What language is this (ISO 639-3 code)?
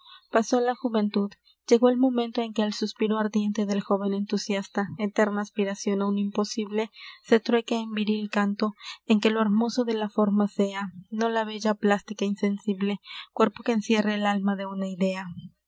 spa